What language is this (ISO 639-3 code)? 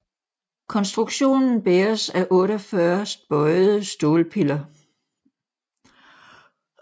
dan